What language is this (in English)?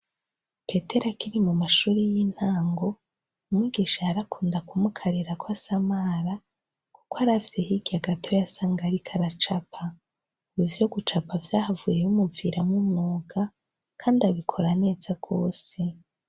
Rundi